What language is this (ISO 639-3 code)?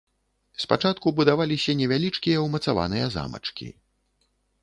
bel